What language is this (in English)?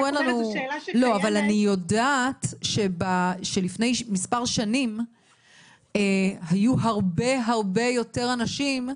Hebrew